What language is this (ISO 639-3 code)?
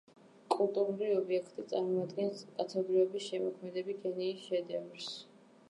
kat